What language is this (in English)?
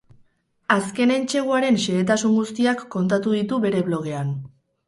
Basque